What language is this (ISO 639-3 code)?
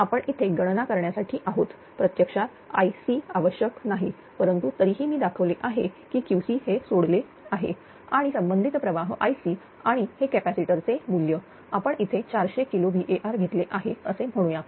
mar